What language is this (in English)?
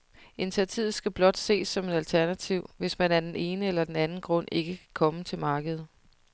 Danish